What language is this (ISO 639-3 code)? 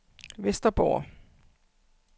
dan